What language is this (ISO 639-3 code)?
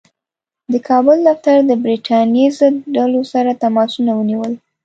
pus